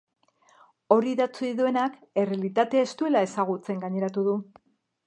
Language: Basque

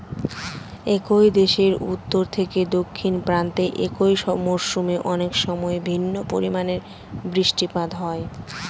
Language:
Bangla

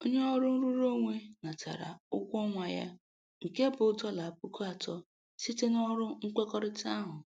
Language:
Igbo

